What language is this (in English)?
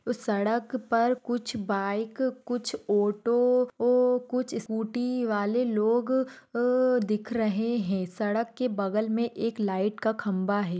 Marwari